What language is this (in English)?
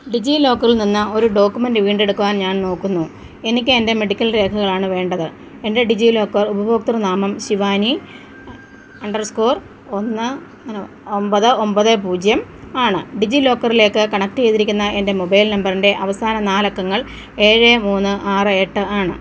Malayalam